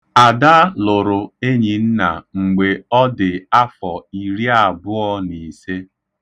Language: Igbo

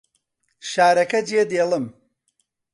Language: Central Kurdish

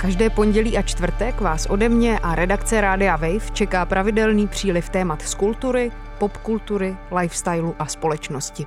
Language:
Czech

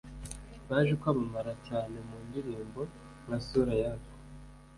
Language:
Kinyarwanda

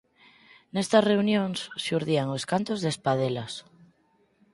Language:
Galician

